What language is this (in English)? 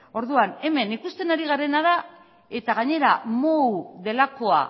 Basque